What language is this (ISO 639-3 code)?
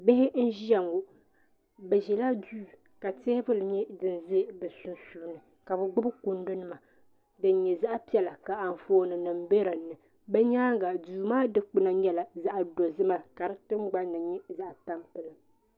dag